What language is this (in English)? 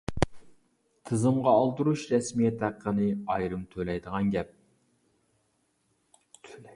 Uyghur